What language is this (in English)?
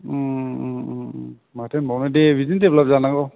Bodo